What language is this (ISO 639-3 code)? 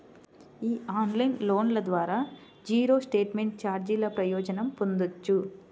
tel